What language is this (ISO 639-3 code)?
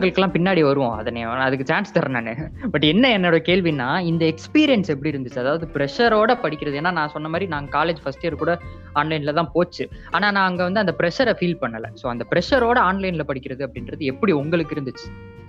tam